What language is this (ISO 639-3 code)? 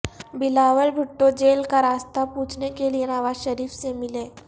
urd